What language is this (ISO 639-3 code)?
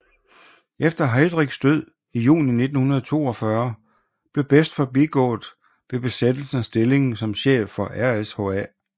dan